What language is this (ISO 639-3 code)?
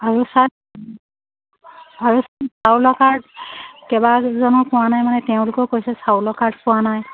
asm